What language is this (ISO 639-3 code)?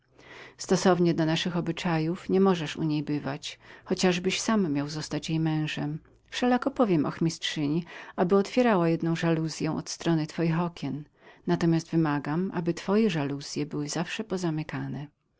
pol